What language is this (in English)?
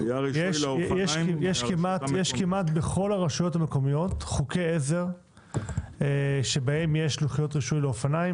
Hebrew